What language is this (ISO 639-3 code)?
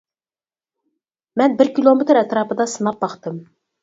uig